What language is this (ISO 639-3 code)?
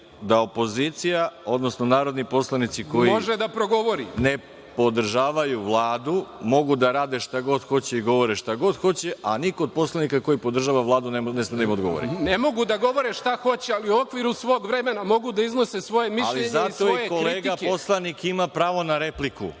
srp